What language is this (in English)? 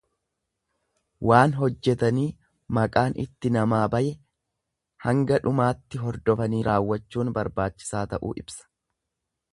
Oromo